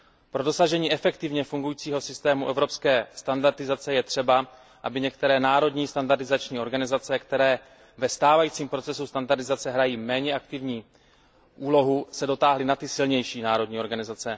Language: Czech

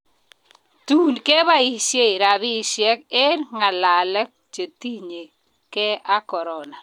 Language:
Kalenjin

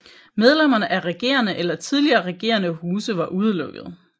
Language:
Danish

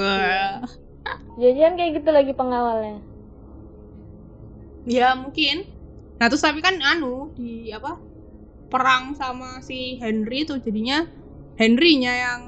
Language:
Indonesian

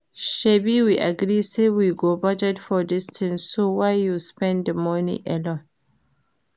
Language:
Nigerian Pidgin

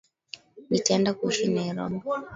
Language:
Swahili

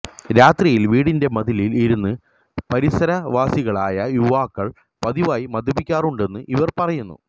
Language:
Malayalam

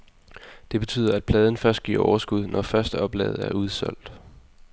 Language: Danish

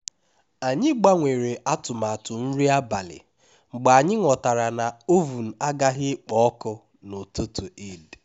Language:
Igbo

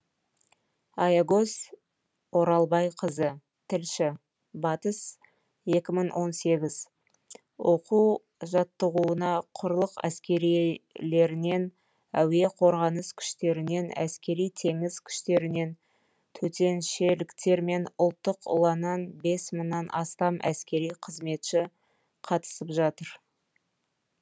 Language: Kazakh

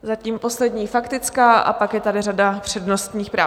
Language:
Czech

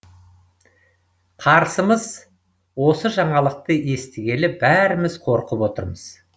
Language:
Kazakh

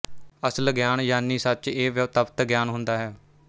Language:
Punjabi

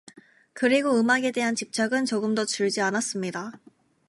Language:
Korean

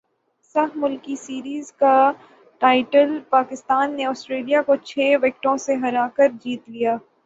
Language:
Urdu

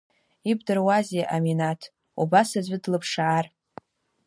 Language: Abkhazian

